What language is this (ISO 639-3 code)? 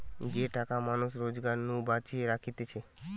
ben